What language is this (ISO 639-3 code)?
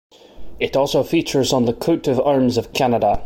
eng